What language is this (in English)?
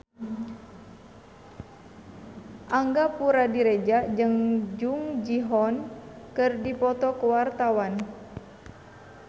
Sundanese